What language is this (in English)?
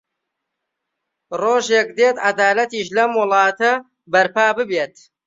Central Kurdish